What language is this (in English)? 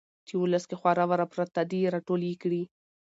Pashto